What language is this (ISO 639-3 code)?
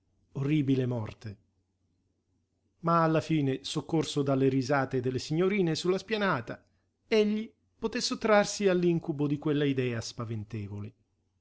ita